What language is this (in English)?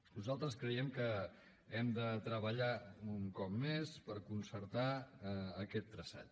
Catalan